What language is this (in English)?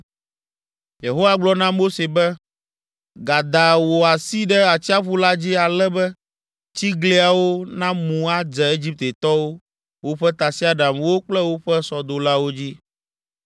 Ewe